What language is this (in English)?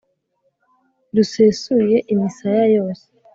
Kinyarwanda